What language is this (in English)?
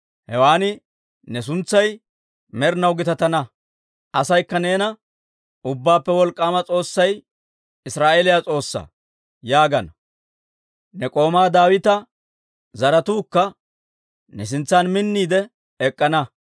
Dawro